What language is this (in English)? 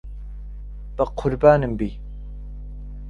Central Kurdish